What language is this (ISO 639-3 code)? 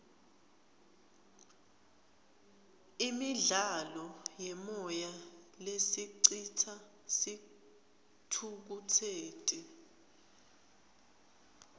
ssw